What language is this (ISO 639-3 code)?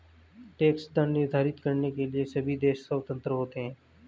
hin